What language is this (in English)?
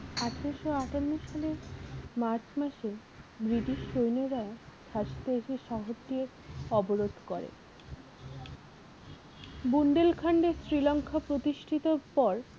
Bangla